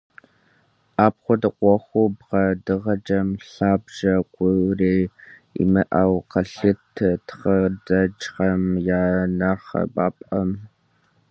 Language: Kabardian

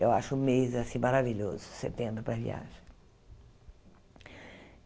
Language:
Portuguese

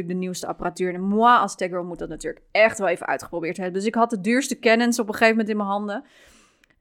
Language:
Dutch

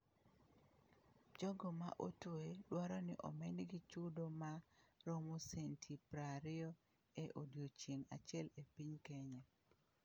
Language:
Luo (Kenya and Tanzania)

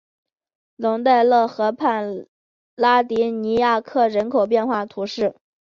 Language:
Chinese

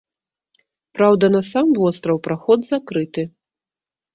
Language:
Belarusian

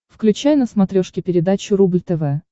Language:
Russian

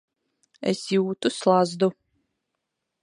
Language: Latvian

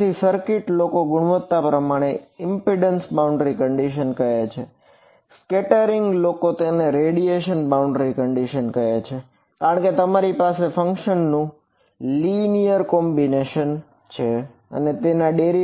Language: Gujarati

